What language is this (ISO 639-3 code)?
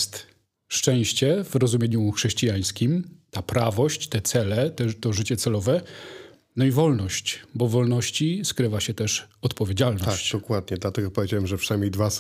pol